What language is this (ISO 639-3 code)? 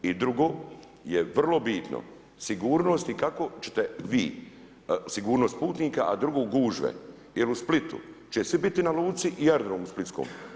hrv